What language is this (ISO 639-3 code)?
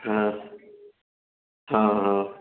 urd